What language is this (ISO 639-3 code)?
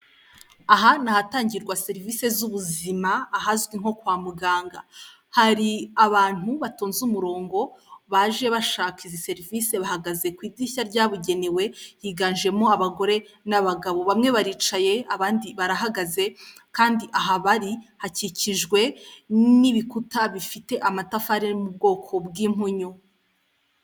kin